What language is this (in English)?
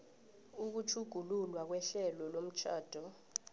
South Ndebele